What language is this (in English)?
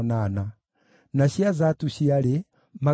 Kikuyu